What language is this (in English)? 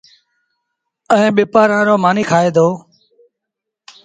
Sindhi Bhil